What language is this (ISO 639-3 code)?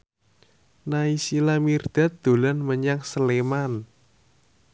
jav